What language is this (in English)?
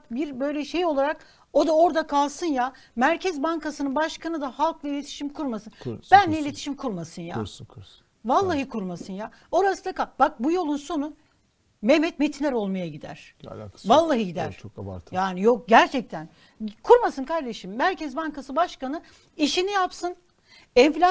Turkish